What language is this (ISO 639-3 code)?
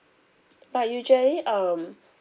eng